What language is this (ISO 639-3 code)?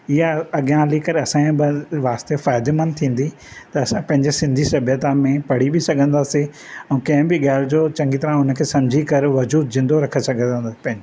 snd